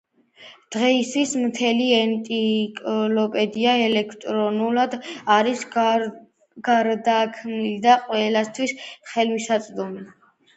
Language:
Georgian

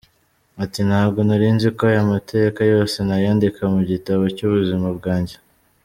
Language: Kinyarwanda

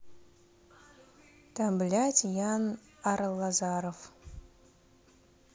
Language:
Russian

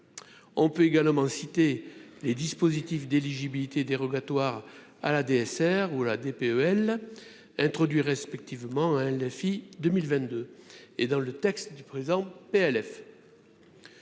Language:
French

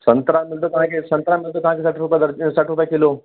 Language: Sindhi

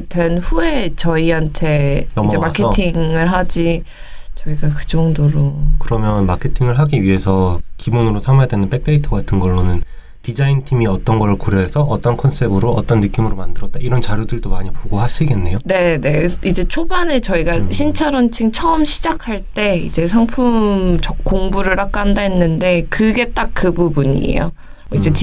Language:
Korean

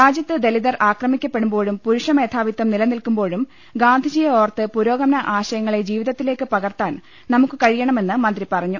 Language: Malayalam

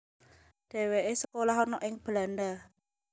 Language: Javanese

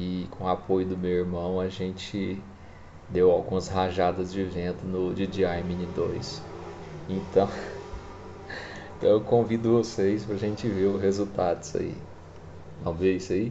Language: Portuguese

